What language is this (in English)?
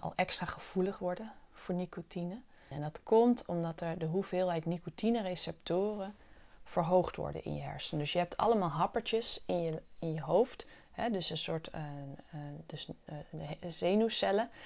Dutch